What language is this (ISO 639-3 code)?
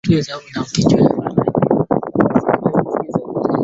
swa